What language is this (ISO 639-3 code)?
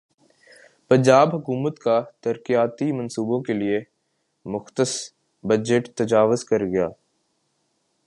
urd